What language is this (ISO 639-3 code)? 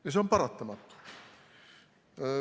est